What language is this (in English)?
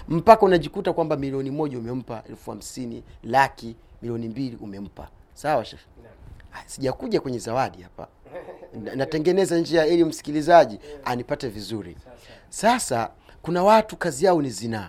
Swahili